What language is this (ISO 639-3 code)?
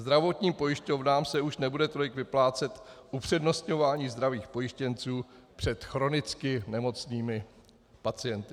ces